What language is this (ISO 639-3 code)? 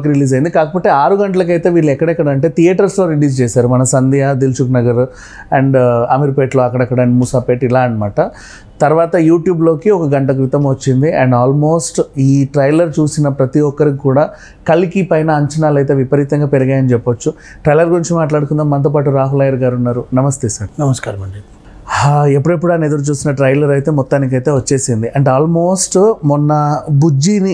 tel